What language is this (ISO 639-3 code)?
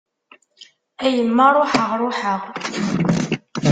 kab